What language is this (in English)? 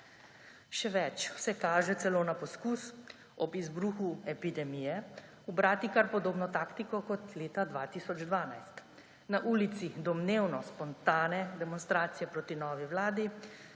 Slovenian